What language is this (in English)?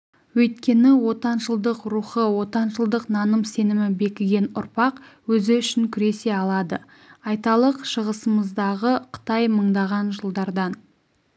Kazakh